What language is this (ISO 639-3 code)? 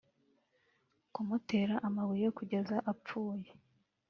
kin